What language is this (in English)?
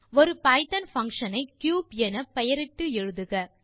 Tamil